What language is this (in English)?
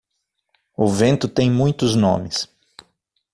Portuguese